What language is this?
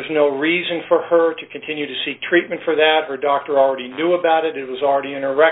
English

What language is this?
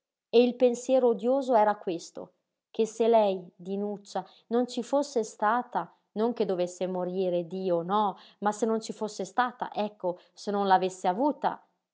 Italian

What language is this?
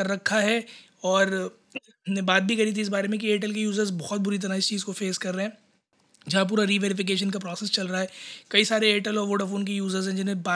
Hindi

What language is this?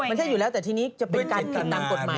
Thai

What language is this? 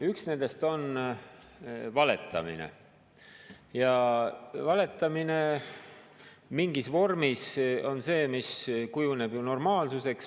Estonian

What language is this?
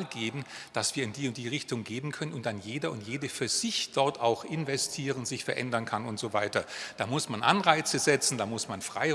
German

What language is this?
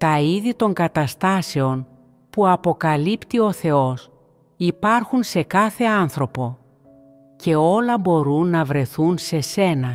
Greek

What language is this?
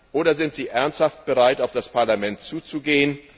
German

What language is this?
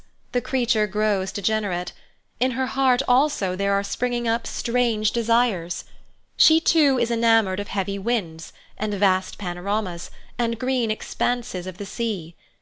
English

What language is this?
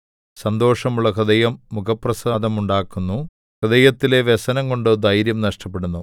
Malayalam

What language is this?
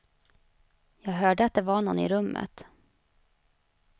Swedish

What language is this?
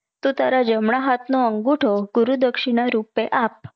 Gujarati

